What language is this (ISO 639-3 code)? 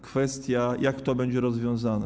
pol